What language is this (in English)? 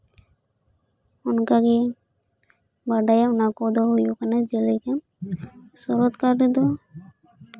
Santali